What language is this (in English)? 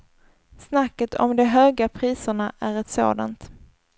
Swedish